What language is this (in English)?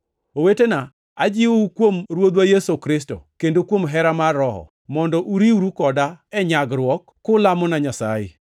Luo (Kenya and Tanzania)